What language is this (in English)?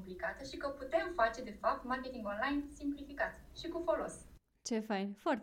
Romanian